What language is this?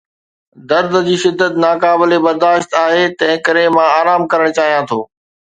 Sindhi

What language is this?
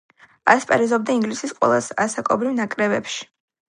Georgian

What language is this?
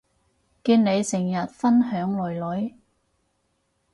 Cantonese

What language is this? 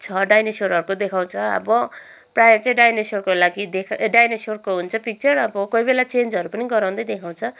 Nepali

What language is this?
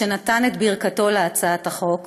Hebrew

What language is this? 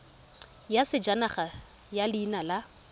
Tswana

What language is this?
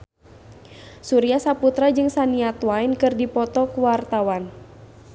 Sundanese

